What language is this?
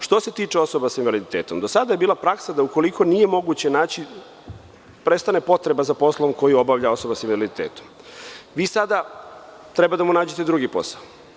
Serbian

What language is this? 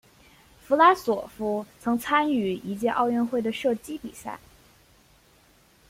Chinese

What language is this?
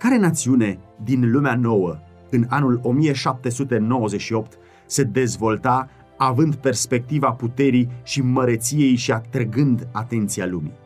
Romanian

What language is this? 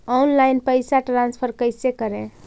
Magahi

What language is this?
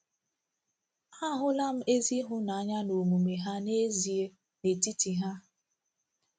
Igbo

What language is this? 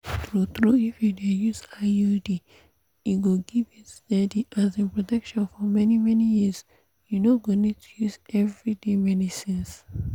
Nigerian Pidgin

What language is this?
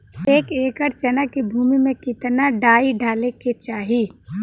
Bhojpuri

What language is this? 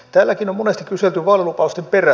Finnish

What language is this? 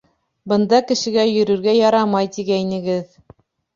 Bashkir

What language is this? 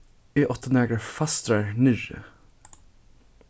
Faroese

